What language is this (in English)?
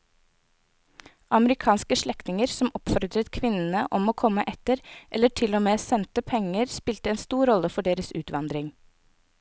Norwegian